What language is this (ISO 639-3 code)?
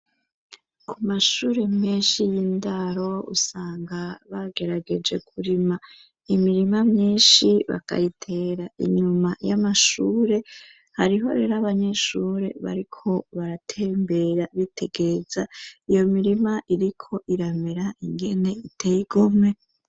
run